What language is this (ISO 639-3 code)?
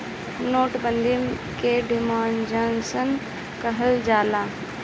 bho